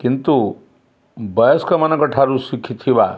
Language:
Odia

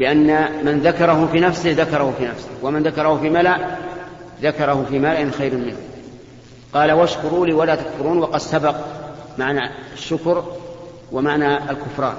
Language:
Arabic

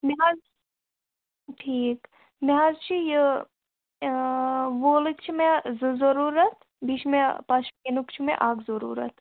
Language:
Kashmiri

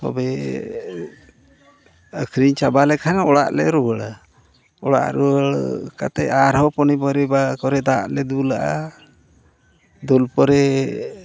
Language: Santali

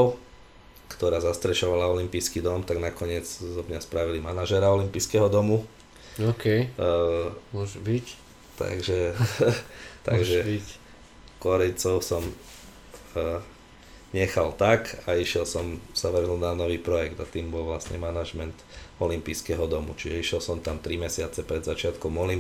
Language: Slovak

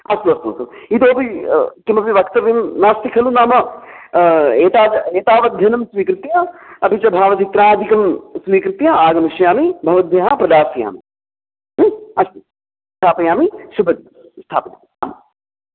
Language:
Sanskrit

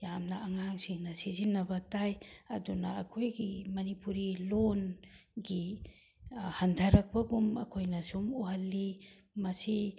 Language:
Manipuri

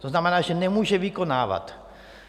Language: Czech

